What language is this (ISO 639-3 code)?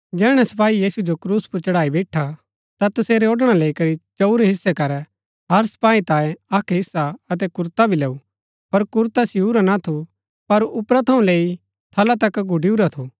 gbk